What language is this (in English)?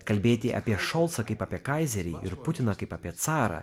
Lithuanian